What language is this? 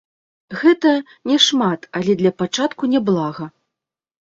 Belarusian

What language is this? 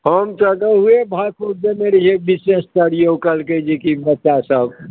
Maithili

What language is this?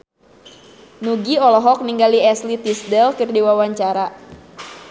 Sundanese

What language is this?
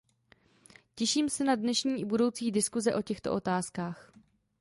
Czech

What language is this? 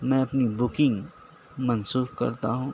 Urdu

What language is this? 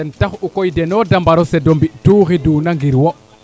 Serer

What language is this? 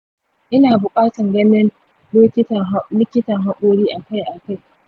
Hausa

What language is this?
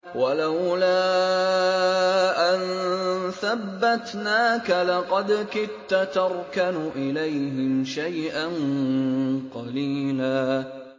Arabic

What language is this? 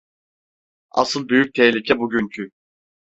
Turkish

